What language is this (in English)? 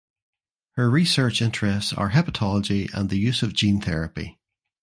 English